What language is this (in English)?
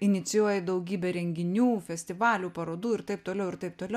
Lithuanian